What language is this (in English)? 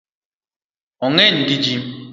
Luo (Kenya and Tanzania)